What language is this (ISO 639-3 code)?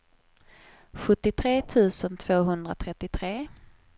swe